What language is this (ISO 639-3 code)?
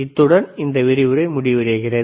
tam